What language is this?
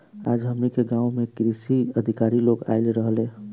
Bhojpuri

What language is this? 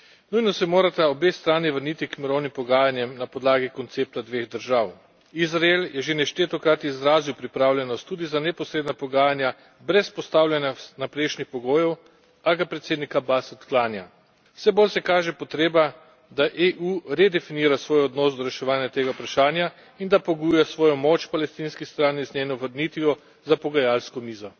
Slovenian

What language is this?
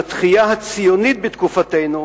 Hebrew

